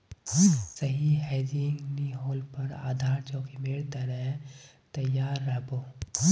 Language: Magahi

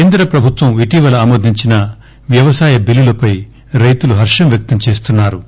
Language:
Telugu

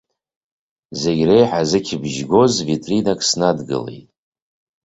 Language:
Abkhazian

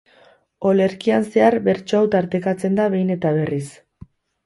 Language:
Basque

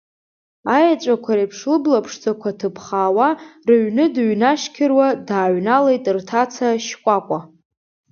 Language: Abkhazian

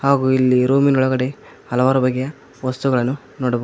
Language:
Kannada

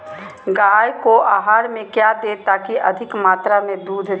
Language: Magahi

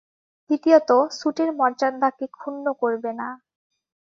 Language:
Bangla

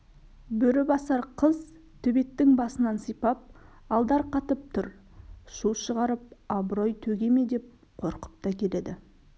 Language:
Kazakh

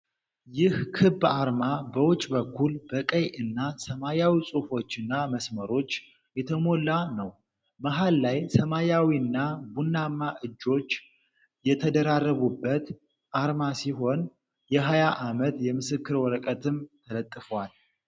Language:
Amharic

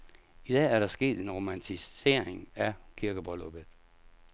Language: Danish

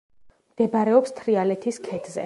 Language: Georgian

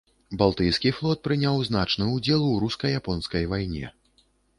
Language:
Belarusian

